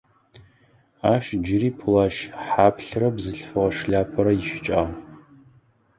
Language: Adyghe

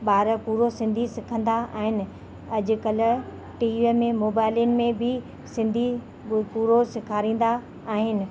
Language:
Sindhi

